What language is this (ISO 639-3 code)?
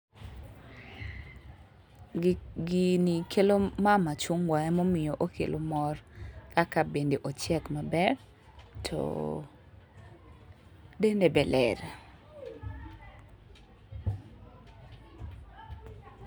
luo